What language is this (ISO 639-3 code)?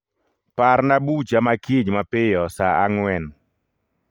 luo